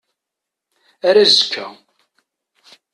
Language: Kabyle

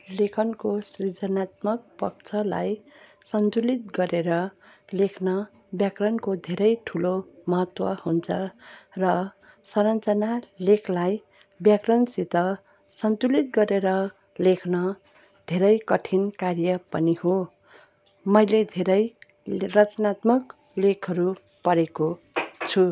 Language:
Nepali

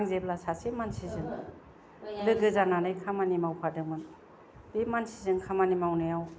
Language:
Bodo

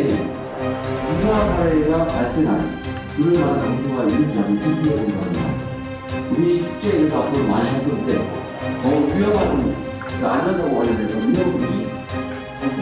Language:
Korean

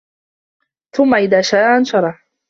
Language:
Arabic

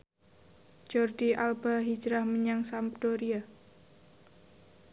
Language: Javanese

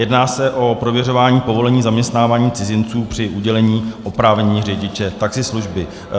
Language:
Czech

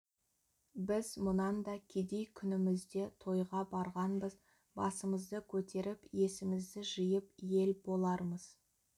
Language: Kazakh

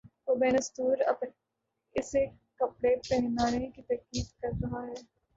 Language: Urdu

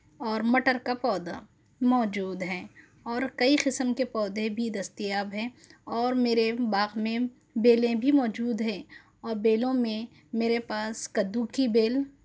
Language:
Urdu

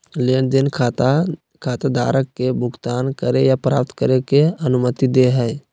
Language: Magahi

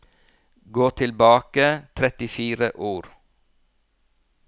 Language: Norwegian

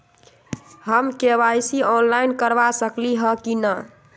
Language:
Magahi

